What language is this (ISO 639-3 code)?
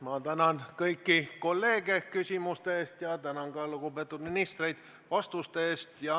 est